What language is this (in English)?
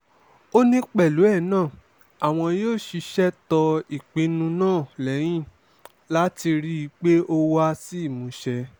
Yoruba